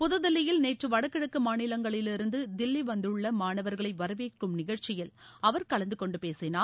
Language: Tamil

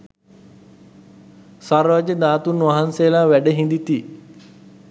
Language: Sinhala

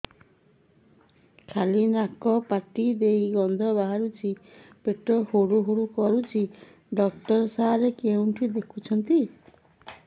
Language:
Odia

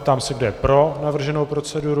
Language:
Czech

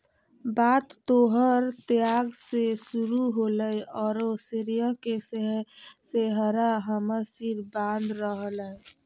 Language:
Magahi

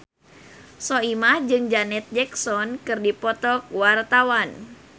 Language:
Sundanese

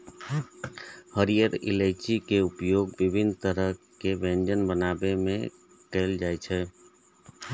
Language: Maithili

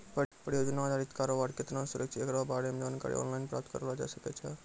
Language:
Maithili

